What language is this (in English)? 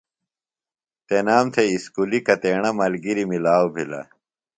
Phalura